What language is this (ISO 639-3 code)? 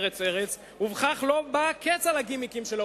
heb